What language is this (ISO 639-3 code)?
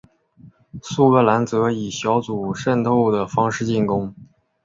zho